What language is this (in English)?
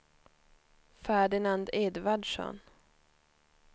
Swedish